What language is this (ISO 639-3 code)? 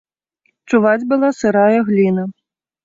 bel